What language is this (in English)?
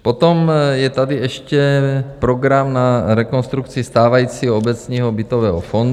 Czech